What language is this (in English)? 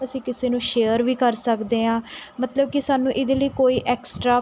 Punjabi